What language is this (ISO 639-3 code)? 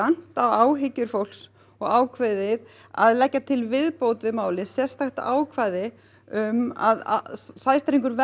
isl